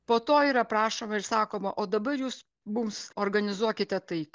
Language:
Lithuanian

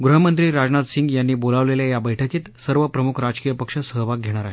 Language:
Marathi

